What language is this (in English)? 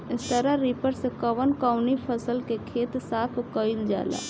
Bhojpuri